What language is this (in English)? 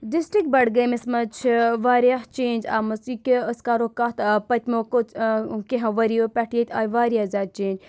Kashmiri